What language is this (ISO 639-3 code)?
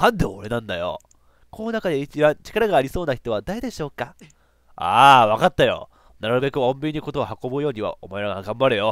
jpn